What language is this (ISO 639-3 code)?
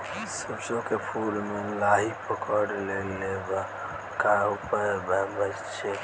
bho